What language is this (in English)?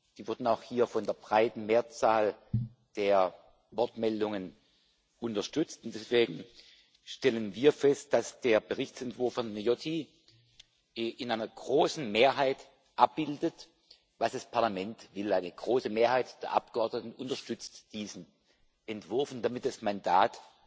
German